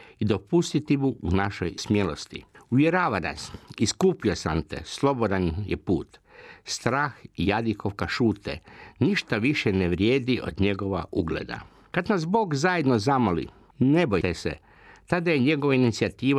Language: Croatian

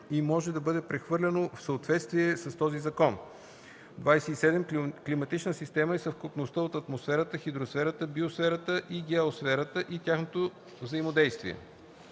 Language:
Bulgarian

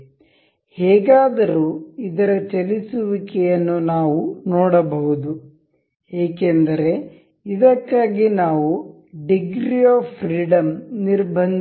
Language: Kannada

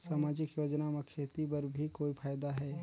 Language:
Chhattisgarhi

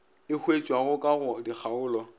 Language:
Northern Sotho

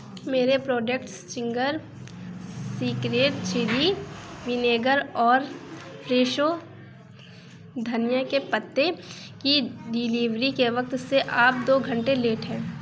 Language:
Urdu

